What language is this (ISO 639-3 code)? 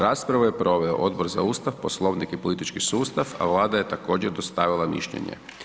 hrv